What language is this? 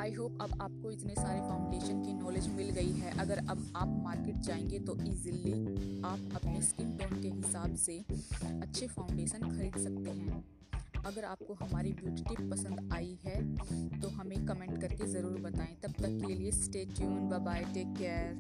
Hindi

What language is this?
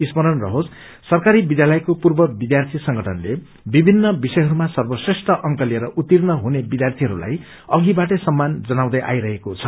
Nepali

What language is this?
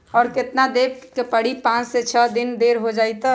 Magahi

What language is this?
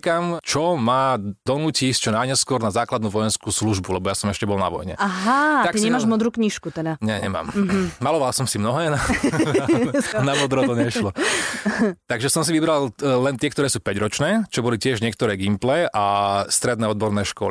Slovak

